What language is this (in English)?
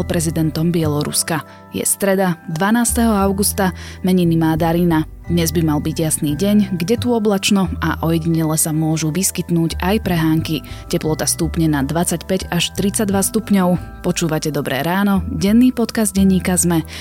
Slovak